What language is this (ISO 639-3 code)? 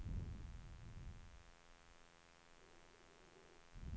swe